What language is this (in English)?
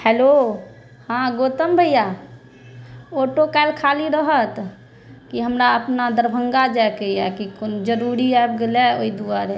Maithili